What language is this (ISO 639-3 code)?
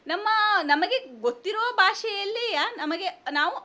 kan